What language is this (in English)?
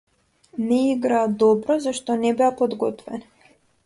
Macedonian